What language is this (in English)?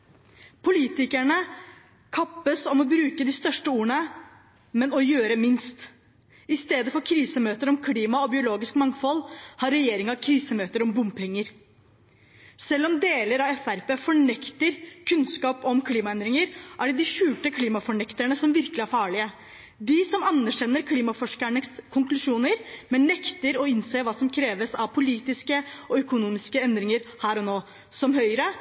Norwegian Bokmål